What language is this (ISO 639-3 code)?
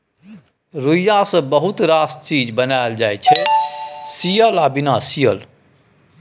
mai